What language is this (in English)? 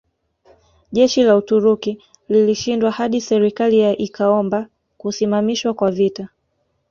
Swahili